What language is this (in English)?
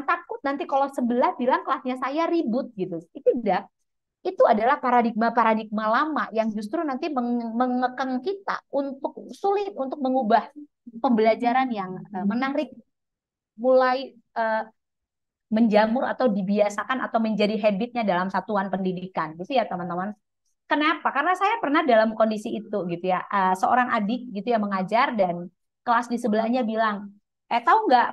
Indonesian